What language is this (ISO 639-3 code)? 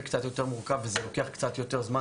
heb